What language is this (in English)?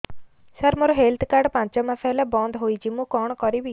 Odia